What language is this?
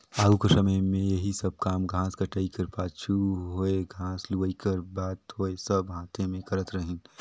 Chhattisgarhi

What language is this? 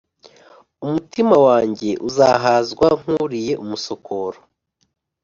Kinyarwanda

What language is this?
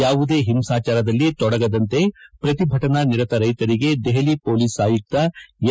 Kannada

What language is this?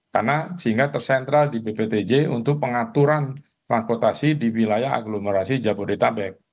Indonesian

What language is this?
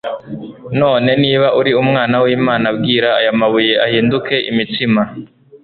Kinyarwanda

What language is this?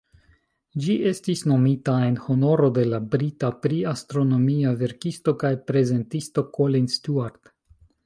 Esperanto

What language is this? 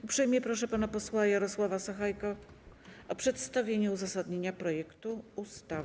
Polish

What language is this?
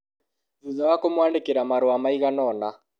Kikuyu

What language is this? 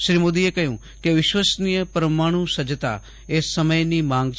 Gujarati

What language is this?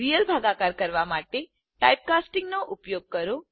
Gujarati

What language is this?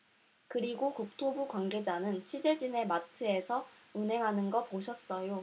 Korean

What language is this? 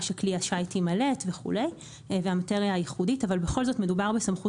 Hebrew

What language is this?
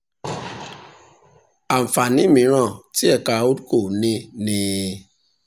Yoruba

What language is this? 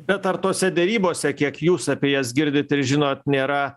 Lithuanian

